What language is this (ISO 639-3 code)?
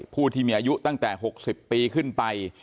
tha